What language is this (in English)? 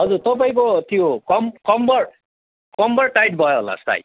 Nepali